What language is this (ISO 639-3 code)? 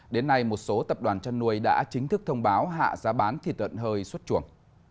vie